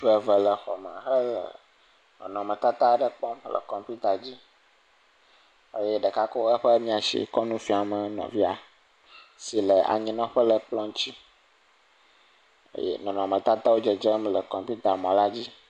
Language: Ewe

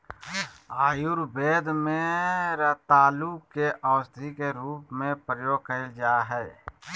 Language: Magahi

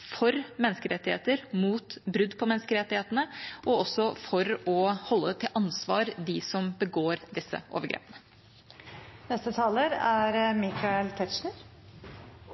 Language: Norwegian Bokmål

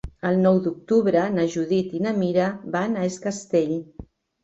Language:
Catalan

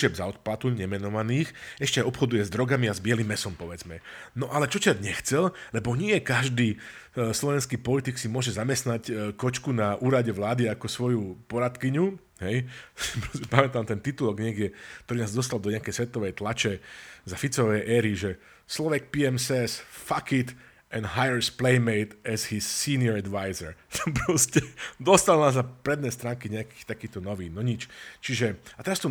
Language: Slovak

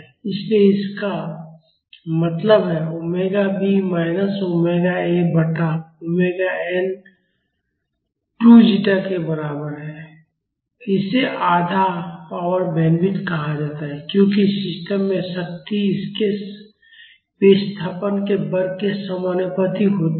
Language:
Hindi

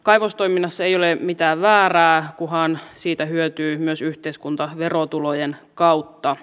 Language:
Finnish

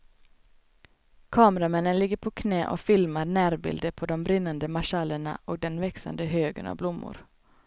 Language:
Swedish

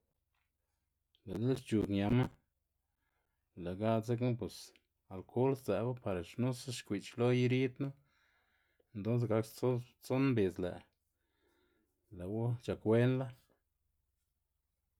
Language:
Xanaguía Zapotec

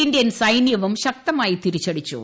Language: Malayalam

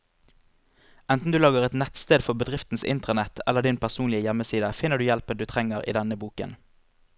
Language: Norwegian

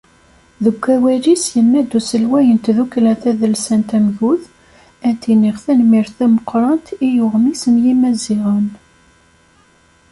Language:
Kabyle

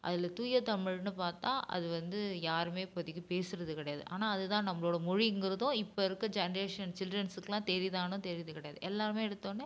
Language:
Tamil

